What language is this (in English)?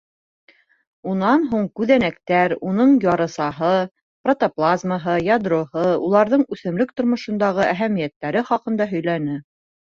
Bashkir